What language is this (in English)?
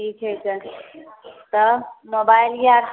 Maithili